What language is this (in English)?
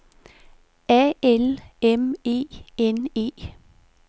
Danish